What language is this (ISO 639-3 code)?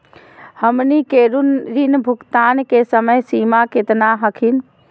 mag